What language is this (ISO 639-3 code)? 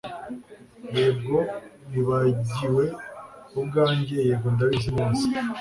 kin